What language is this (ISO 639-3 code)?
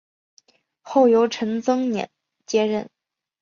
zho